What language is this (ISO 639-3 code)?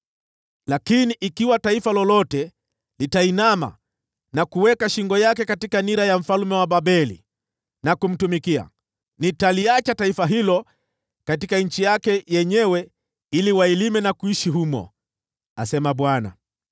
swa